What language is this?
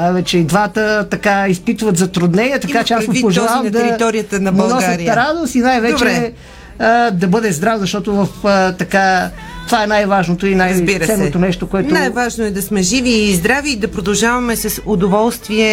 Bulgarian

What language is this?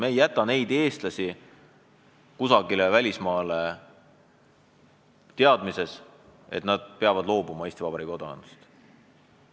Estonian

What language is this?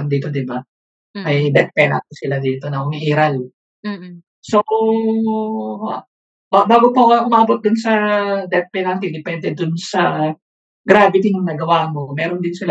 Filipino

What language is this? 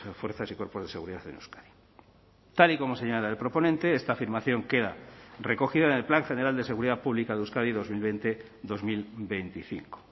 Spanish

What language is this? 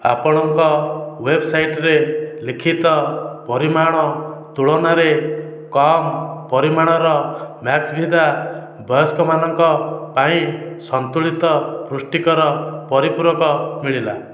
Odia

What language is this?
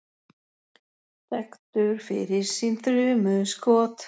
Icelandic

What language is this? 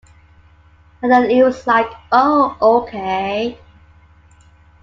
English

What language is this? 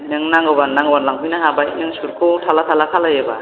Bodo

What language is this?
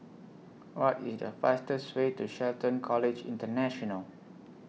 English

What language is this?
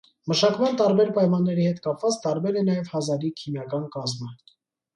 Armenian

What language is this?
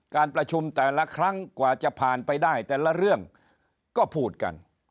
Thai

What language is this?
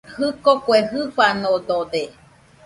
Nüpode Huitoto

